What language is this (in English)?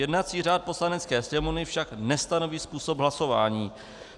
Czech